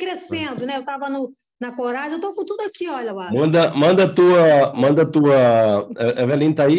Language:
Portuguese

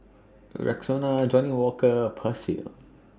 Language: English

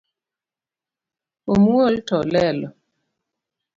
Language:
Luo (Kenya and Tanzania)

